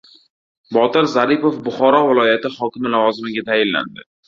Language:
Uzbek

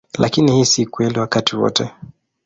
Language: Swahili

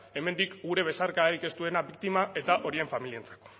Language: Basque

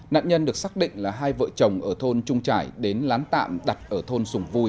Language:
Vietnamese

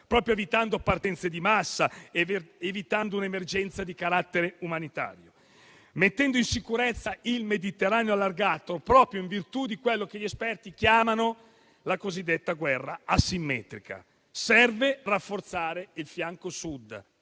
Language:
Italian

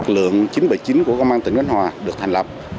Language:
Vietnamese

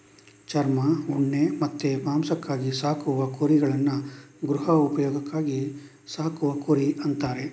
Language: Kannada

